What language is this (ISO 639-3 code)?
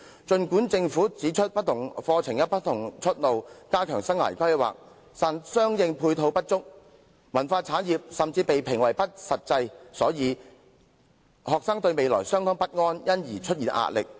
yue